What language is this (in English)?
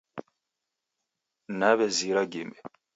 Taita